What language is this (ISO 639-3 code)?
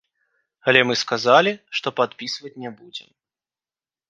bel